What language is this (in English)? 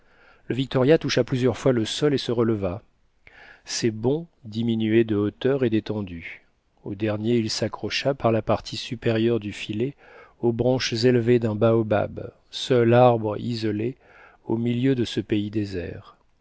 French